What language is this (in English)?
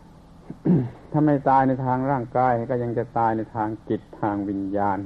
Thai